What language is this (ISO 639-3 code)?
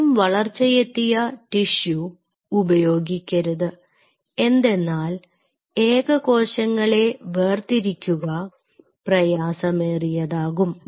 mal